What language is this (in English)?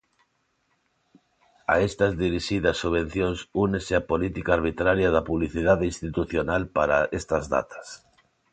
Galician